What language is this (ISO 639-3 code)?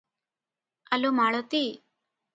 ori